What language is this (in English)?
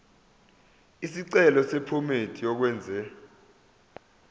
Zulu